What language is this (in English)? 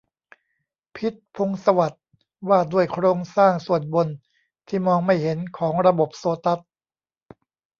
Thai